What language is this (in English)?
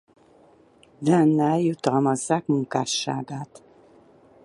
Hungarian